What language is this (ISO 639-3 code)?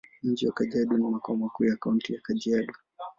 swa